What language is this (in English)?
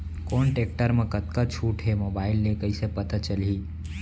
Chhattisgarhi